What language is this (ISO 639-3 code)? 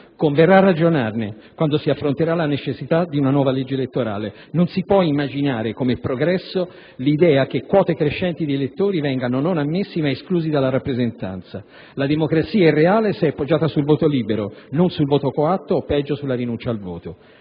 ita